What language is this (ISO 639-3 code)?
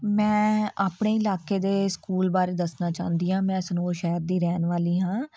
pan